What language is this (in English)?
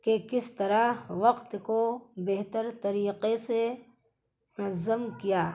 Urdu